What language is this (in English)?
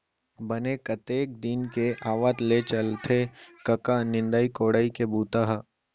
Chhattisgarhi